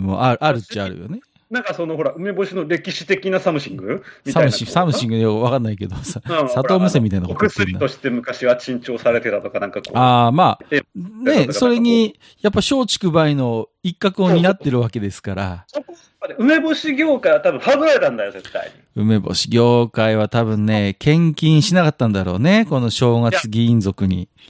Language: Japanese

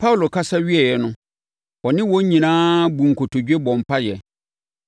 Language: Akan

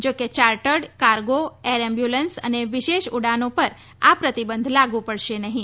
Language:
Gujarati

